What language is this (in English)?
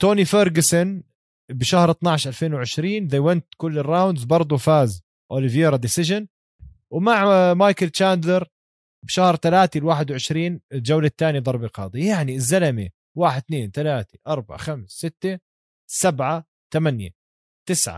Arabic